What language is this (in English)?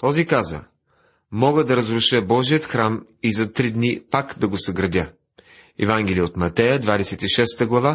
Bulgarian